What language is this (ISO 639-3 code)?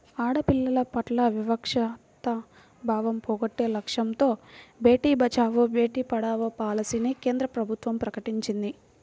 tel